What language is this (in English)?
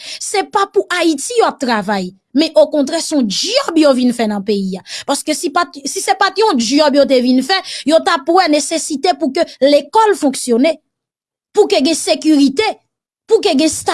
French